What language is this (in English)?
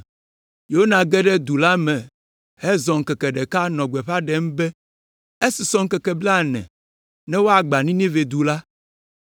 Ewe